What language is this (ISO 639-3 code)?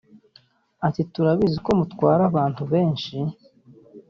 kin